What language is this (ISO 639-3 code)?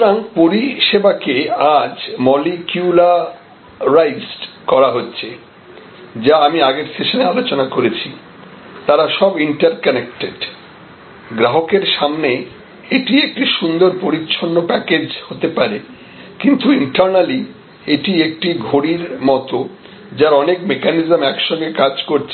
ben